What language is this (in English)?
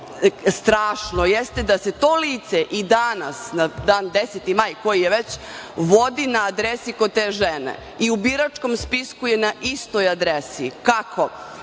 Serbian